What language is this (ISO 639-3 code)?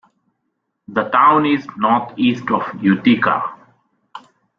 eng